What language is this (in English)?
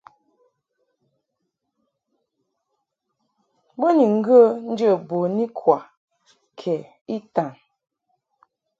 Mungaka